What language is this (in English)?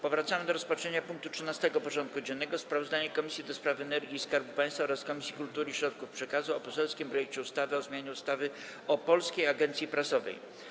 Polish